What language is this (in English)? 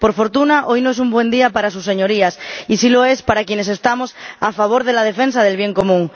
Spanish